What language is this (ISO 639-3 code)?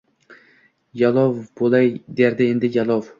uzb